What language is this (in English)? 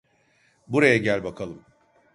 Turkish